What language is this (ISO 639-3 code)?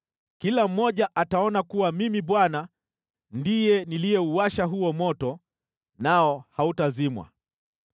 swa